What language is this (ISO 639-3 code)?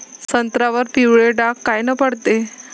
mar